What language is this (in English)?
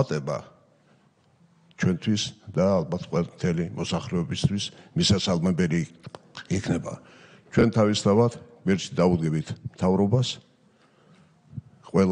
Turkish